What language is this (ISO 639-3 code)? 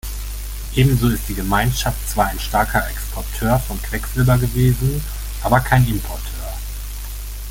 deu